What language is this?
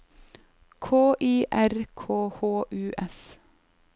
Norwegian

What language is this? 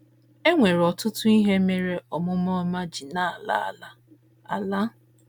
Igbo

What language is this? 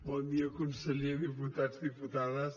Catalan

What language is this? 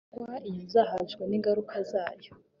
Kinyarwanda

